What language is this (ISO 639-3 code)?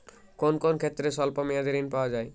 ben